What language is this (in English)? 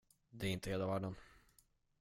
Swedish